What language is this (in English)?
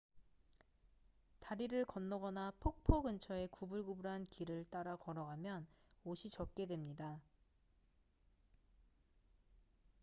Korean